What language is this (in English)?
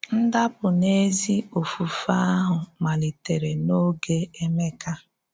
Igbo